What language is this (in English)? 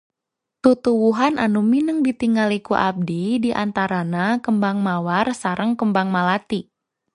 Sundanese